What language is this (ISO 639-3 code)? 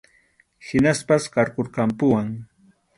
qxu